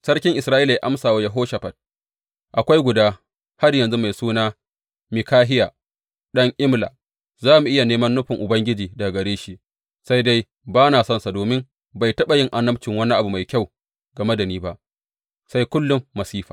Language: Hausa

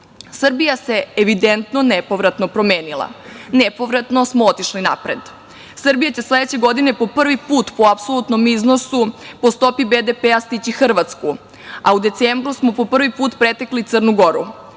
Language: Serbian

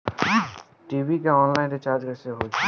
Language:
Bhojpuri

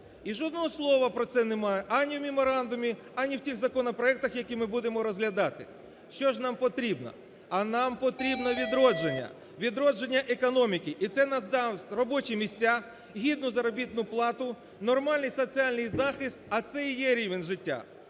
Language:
Ukrainian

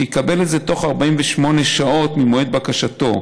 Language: Hebrew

